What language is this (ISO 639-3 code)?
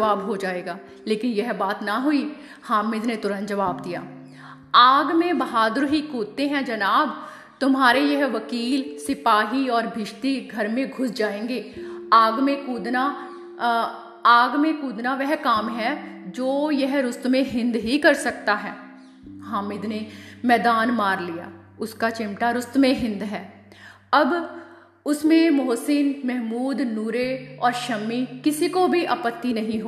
hin